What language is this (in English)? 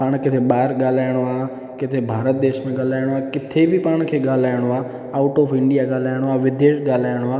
Sindhi